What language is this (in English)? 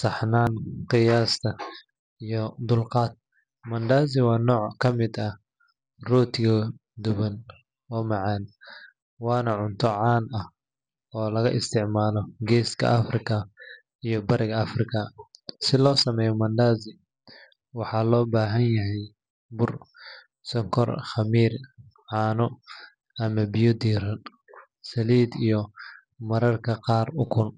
Somali